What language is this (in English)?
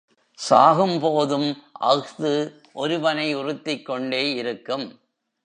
Tamil